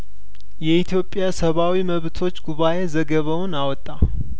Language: Amharic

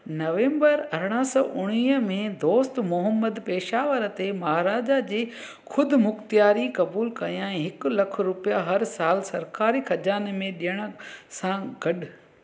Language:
Sindhi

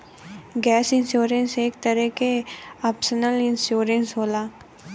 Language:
Bhojpuri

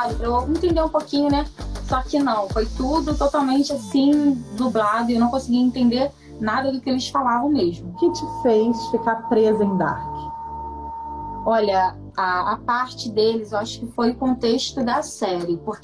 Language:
Portuguese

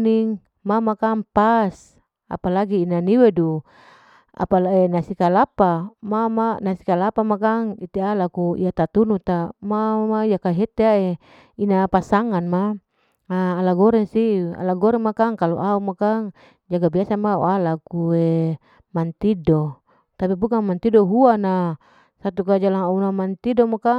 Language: Larike-Wakasihu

